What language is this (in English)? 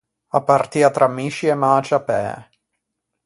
Ligurian